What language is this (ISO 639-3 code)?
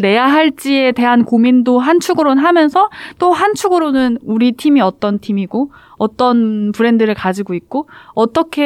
kor